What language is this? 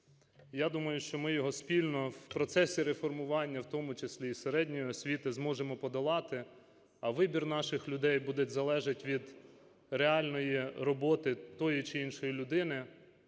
Ukrainian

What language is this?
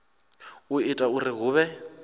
Venda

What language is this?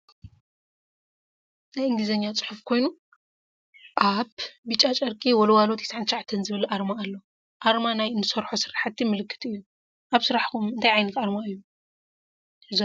Tigrinya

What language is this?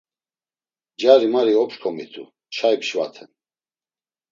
Laz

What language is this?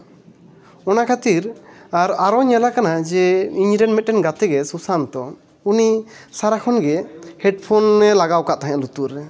Santali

